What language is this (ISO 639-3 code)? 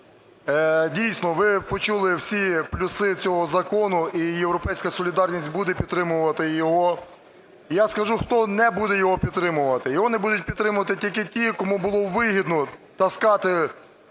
ukr